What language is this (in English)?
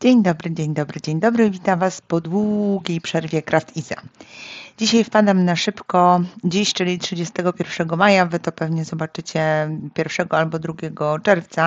Polish